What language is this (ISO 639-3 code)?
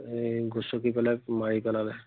asm